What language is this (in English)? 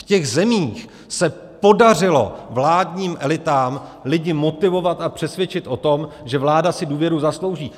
Czech